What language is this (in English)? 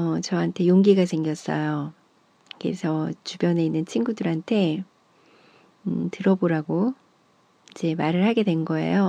Korean